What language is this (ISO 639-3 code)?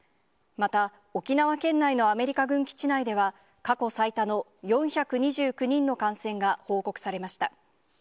jpn